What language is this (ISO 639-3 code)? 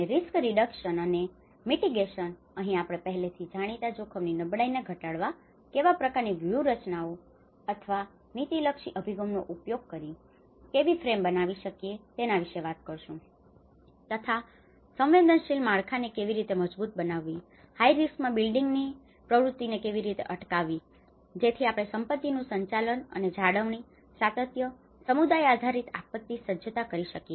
guj